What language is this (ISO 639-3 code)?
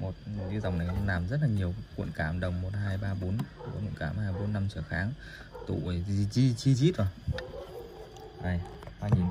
vie